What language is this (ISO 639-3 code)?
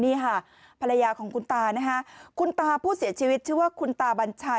tha